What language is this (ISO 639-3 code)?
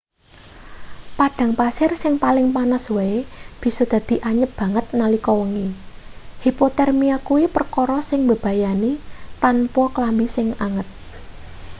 jav